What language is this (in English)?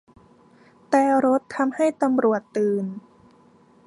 Thai